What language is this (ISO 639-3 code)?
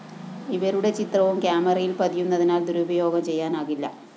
mal